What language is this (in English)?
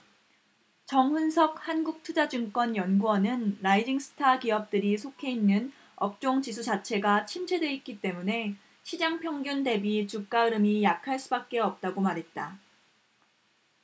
Korean